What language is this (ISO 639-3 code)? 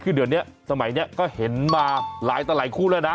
tha